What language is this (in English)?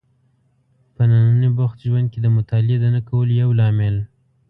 Pashto